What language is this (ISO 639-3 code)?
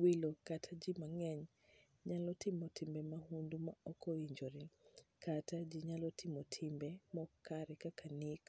luo